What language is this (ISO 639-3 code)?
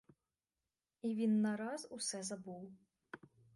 ukr